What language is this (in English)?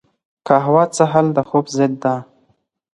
Pashto